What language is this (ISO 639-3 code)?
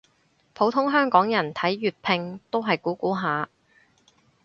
yue